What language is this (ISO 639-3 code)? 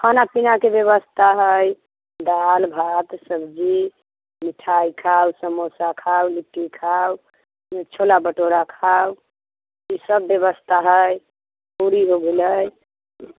mai